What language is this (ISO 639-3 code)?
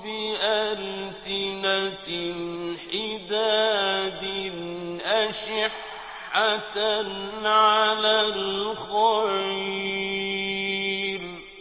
ara